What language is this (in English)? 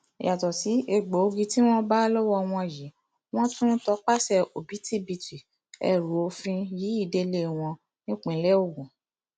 Yoruba